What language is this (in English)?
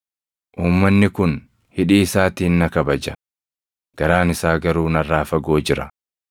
Oromo